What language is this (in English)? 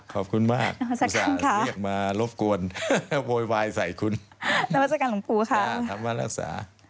Thai